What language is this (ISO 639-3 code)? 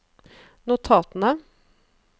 nor